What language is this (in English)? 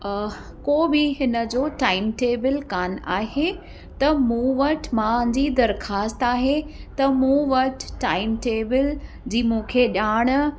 Sindhi